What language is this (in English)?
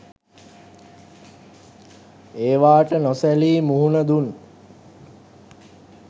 Sinhala